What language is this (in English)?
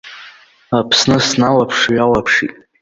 Abkhazian